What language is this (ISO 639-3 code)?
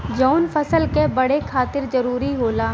bho